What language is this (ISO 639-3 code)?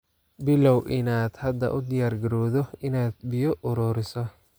som